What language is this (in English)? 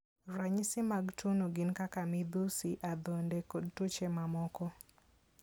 Luo (Kenya and Tanzania)